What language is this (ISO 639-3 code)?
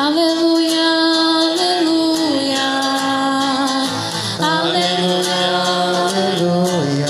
por